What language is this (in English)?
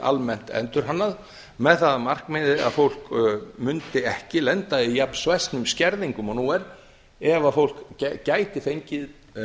Icelandic